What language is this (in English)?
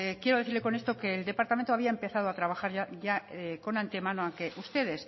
Spanish